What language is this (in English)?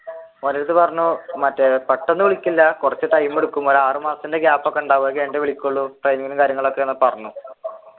Malayalam